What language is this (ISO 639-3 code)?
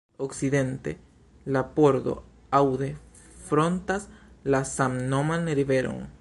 epo